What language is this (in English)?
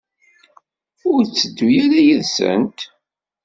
Kabyle